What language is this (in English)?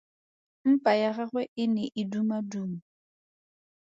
Tswana